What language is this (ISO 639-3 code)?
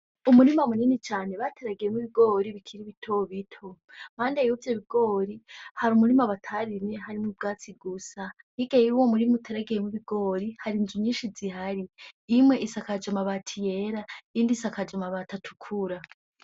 run